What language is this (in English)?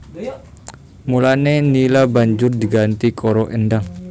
Javanese